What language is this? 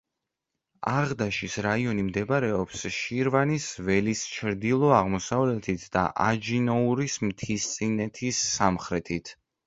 Georgian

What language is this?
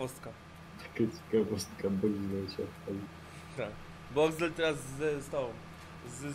Polish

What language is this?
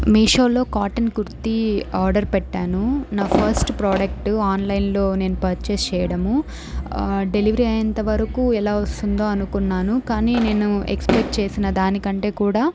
Telugu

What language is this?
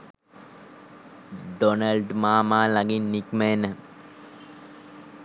Sinhala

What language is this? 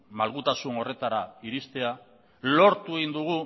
Basque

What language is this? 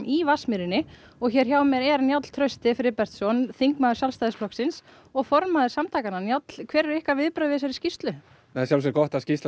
Icelandic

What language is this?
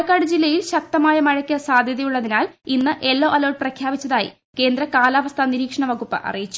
Malayalam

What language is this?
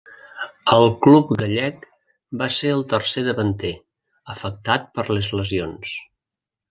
Catalan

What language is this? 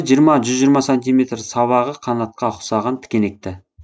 Kazakh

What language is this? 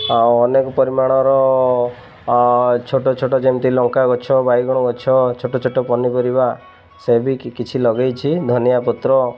Odia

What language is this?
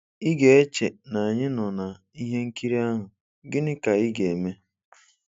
Igbo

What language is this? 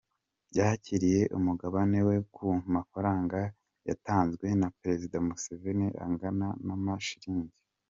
Kinyarwanda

